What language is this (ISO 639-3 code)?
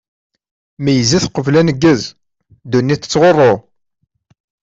kab